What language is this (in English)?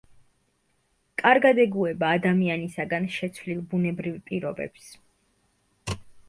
Georgian